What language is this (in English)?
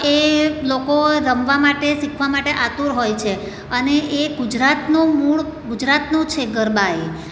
Gujarati